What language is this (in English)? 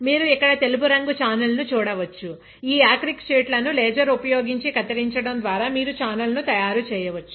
Telugu